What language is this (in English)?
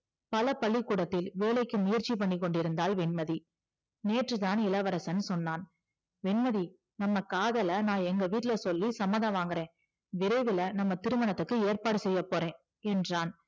Tamil